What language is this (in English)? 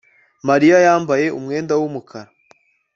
Kinyarwanda